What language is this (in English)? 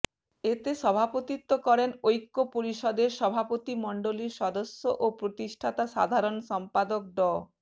Bangla